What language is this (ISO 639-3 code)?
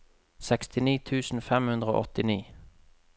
nor